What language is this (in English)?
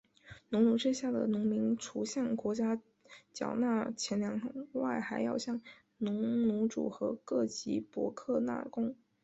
Chinese